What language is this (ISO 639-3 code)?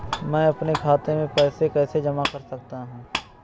hin